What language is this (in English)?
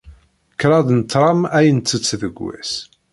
Kabyle